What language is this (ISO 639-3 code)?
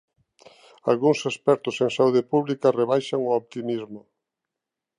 glg